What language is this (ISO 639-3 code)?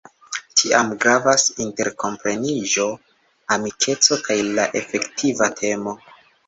epo